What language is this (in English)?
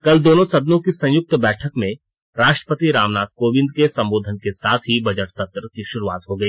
Hindi